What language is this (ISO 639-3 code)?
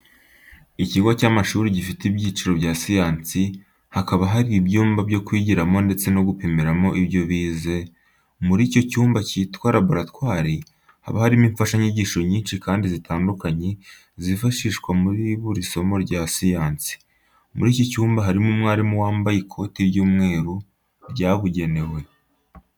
kin